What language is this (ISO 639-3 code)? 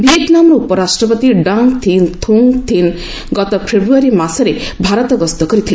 ori